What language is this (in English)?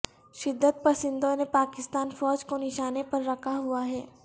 Urdu